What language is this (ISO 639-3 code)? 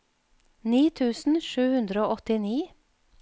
nor